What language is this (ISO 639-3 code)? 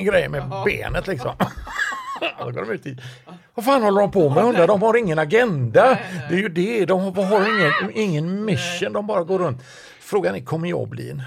swe